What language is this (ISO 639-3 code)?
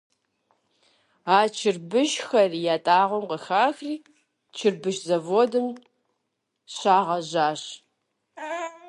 kbd